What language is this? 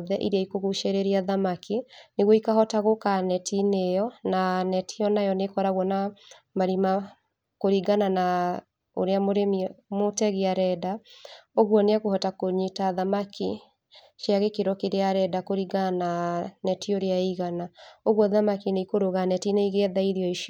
Kikuyu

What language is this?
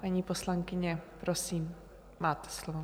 Czech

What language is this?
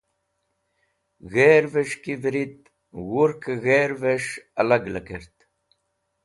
Wakhi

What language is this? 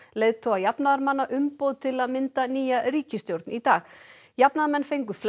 Icelandic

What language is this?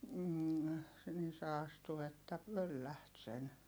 Finnish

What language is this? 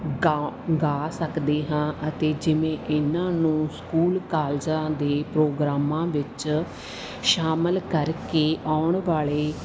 Punjabi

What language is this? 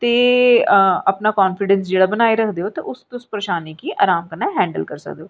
Dogri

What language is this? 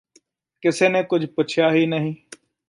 Punjabi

